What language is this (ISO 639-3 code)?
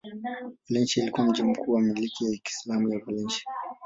swa